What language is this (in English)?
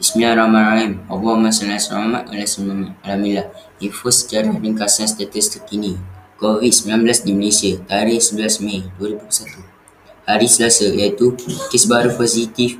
Malay